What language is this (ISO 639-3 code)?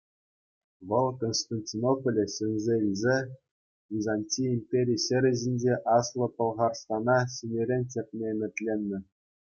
chv